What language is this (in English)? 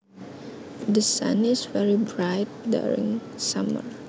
Javanese